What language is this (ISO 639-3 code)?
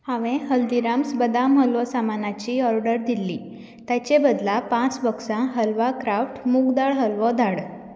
kok